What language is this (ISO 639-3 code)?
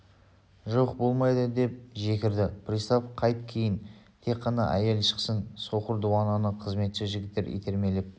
kaz